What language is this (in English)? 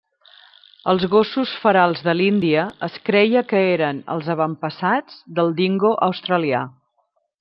Catalan